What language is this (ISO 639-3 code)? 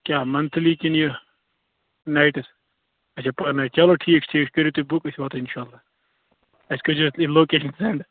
kas